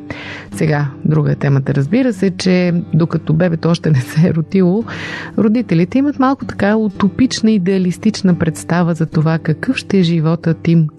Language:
Bulgarian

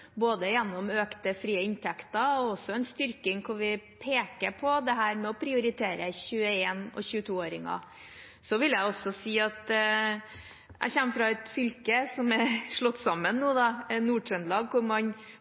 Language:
Norwegian Bokmål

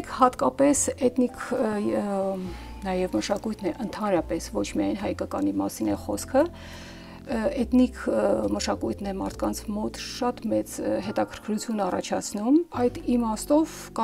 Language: Romanian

